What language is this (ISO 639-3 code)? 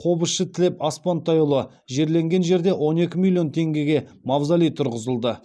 kaz